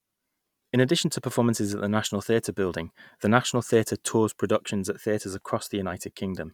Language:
English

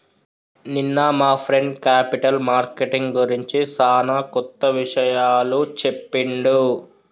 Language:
Telugu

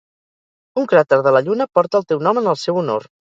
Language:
Catalan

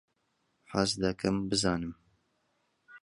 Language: Central Kurdish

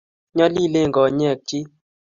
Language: Kalenjin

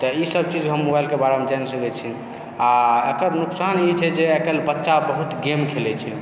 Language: Maithili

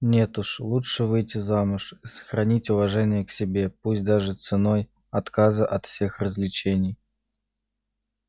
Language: Russian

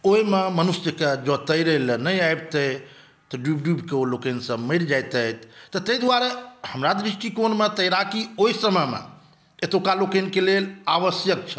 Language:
Maithili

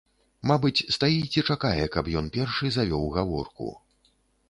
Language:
Belarusian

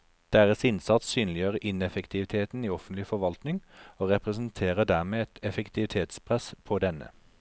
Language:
Norwegian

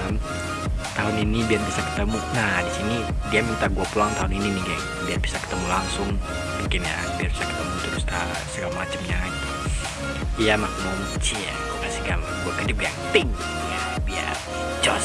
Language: Indonesian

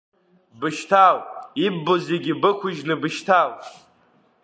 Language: Abkhazian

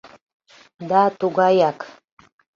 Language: Mari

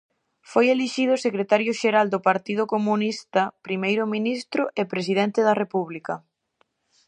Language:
Galician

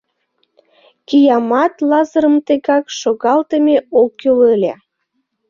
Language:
Mari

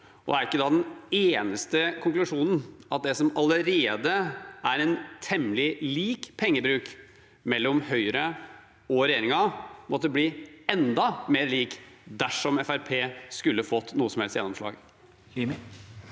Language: Norwegian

